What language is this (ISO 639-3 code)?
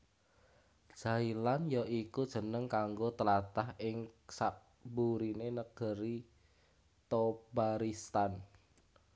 jav